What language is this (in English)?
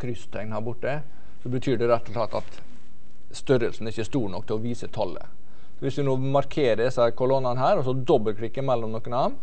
Norwegian